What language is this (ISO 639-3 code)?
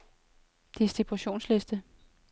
dan